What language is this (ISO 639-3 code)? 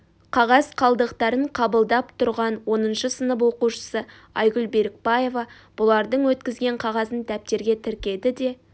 kaz